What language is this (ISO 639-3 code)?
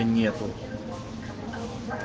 rus